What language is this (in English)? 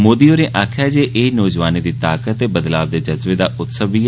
Dogri